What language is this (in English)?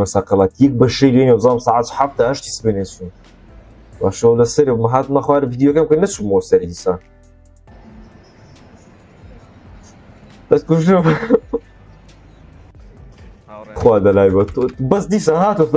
Arabic